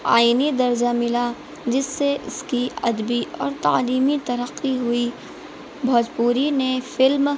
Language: Urdu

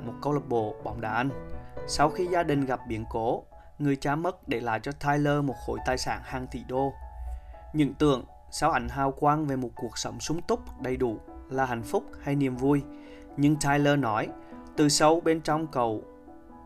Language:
Vietnamese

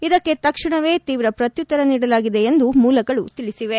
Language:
Kannada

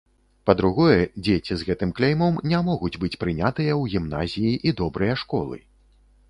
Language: Belarusian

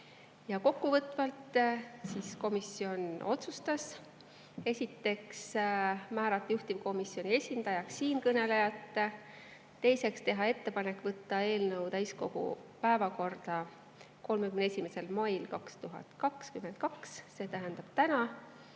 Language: Estonian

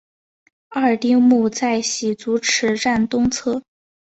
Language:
Chinese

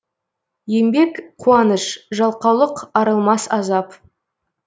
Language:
Kazakh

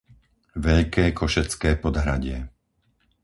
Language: Slovak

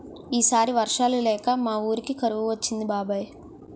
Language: Telugu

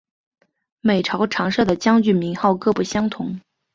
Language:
Chinese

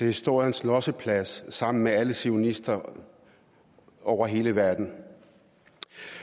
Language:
Danish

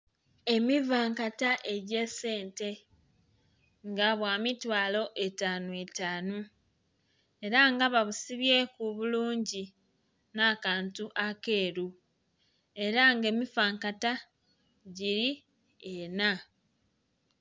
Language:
Soga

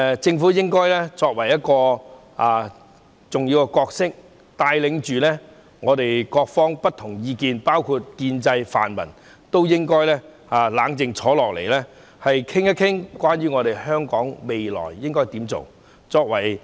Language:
Cantonese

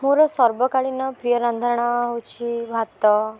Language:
Odia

